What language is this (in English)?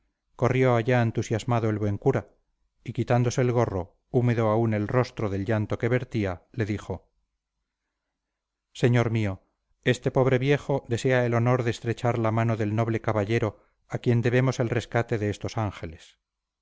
Spanish